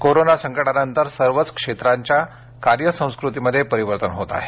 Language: Marathi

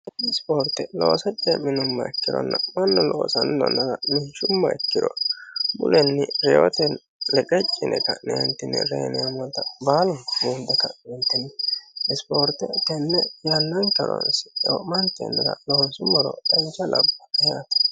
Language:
Sidamo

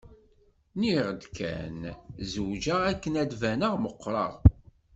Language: Kabyle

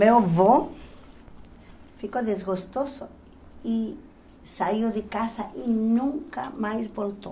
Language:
Portuguese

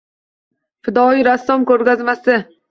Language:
Uzbek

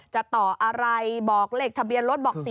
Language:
Thai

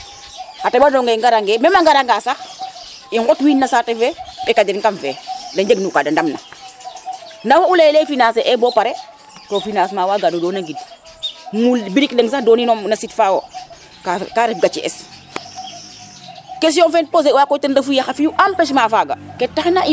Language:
Serer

